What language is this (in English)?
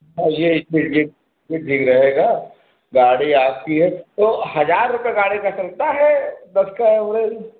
Hindi